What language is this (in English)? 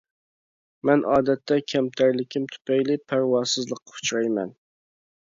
Uyghur